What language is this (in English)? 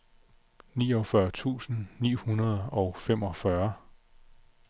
Danish